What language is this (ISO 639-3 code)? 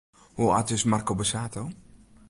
fry